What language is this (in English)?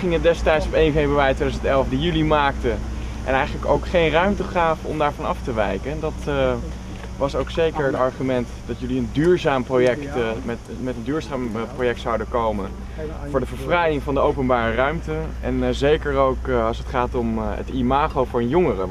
Dutch